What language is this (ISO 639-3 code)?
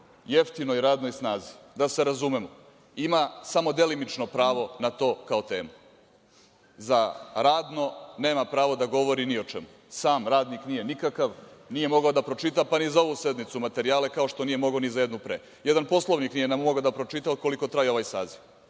srp